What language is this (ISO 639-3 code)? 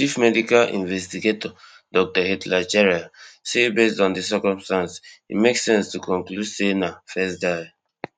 pcm